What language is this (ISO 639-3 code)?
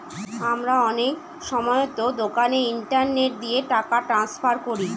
ben